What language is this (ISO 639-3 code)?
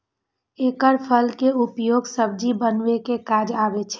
mai